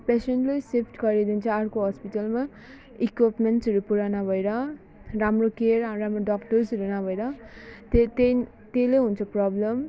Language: Nepali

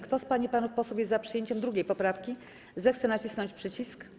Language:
Polish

